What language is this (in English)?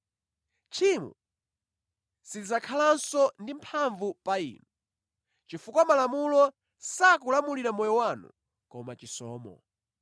Nyanja